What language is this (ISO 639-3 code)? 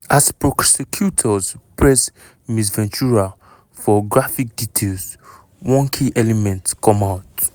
pcm